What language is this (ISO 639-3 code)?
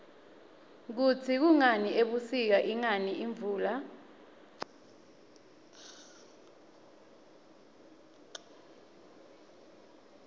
ssw